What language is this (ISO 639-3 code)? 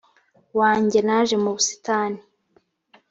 kin